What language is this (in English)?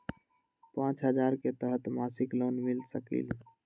Magahi